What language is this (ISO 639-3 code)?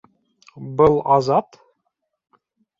bak